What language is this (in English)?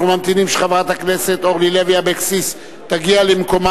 Hebrew